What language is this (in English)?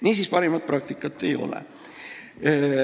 Estonian